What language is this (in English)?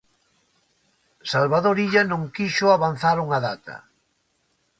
Galician